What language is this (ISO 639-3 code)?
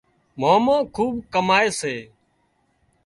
kxp